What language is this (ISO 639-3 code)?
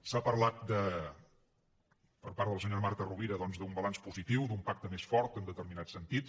cat